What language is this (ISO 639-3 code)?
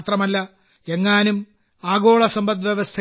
mal